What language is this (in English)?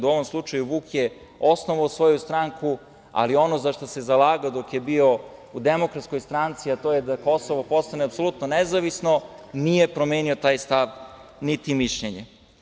Serbian